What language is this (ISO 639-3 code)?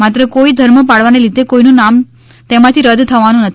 guj